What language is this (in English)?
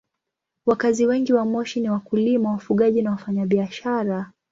Swahili